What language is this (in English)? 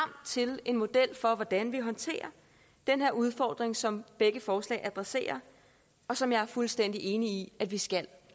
Danish